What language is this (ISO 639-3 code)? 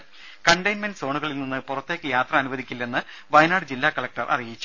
mal